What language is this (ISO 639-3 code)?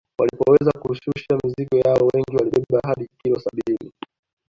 swa